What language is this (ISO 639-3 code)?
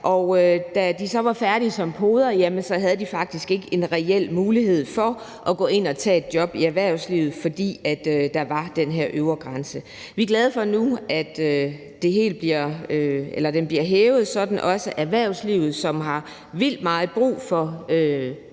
dan